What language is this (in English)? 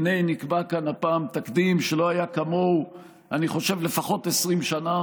Hebrew